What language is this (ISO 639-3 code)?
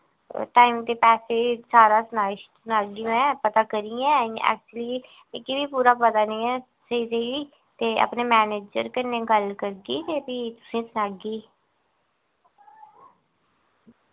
doi